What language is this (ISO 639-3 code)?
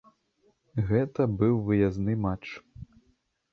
bel